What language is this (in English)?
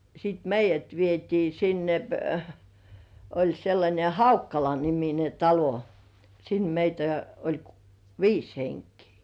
Finnish